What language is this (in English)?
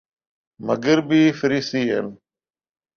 Urdu